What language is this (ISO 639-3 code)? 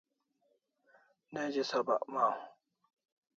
kls